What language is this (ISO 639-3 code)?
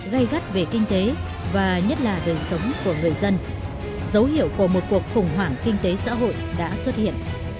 vie